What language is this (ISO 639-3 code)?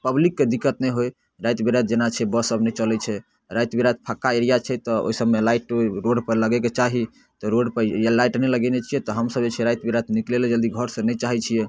mai